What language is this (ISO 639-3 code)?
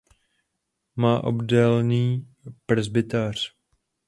ces